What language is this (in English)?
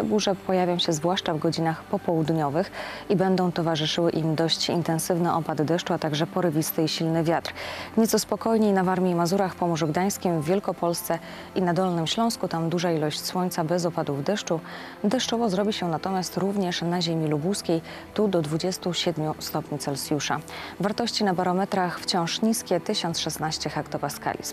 Polish